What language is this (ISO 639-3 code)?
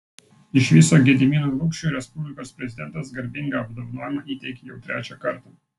lit